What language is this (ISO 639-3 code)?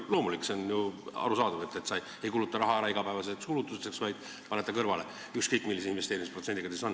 est